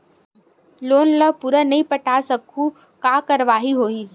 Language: Chhattisgarhi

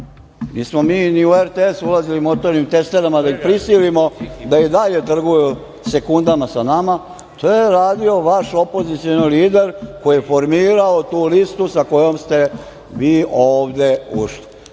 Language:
Serbian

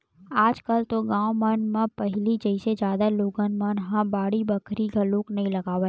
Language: Chhattisgarhi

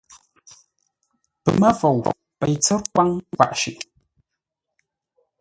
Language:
Ngombale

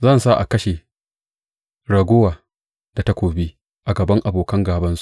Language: Hausa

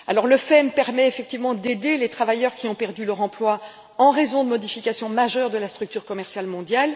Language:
French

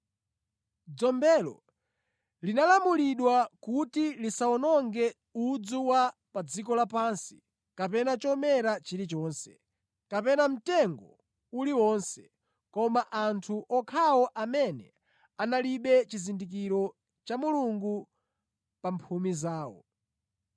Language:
Nyanja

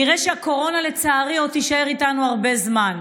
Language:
Hebrew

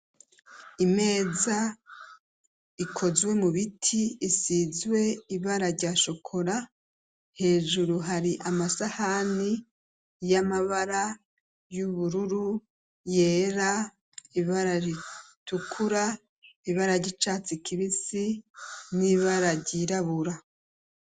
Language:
Rundi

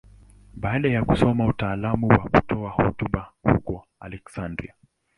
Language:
Swahili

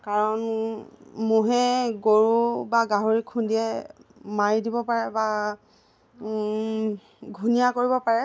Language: Assamese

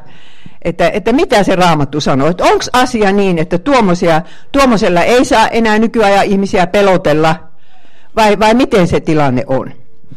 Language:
Finnish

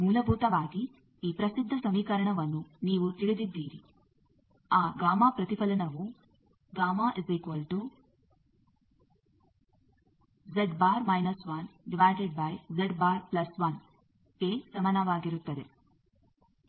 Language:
Kannada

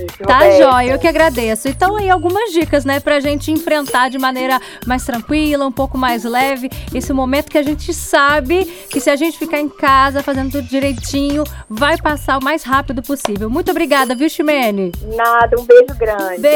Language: Portuguese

